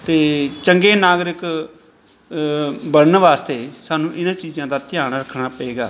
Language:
Punjabi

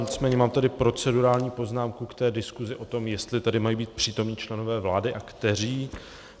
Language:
Czech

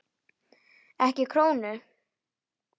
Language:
Icelandic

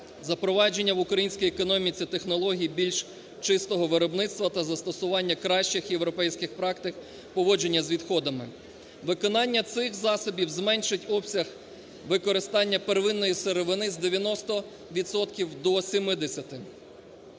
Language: Ukrainian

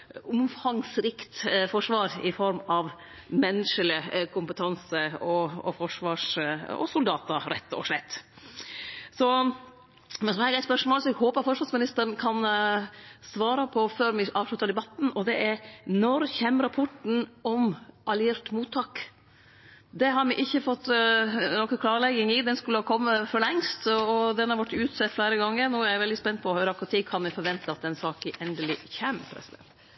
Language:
Norwegian Nynorsk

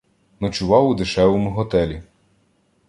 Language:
Ukrainian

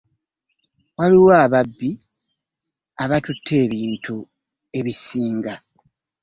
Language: Ganda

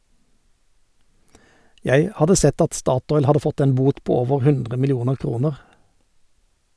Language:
Norwegian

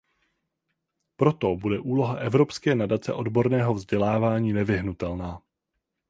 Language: Czech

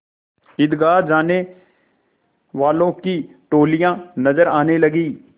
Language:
Hindi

